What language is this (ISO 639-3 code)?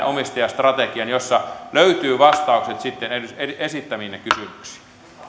fin